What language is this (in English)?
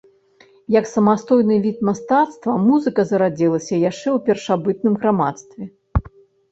Belarusian